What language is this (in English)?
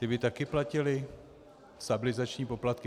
Czech